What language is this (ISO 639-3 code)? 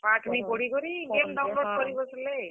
ori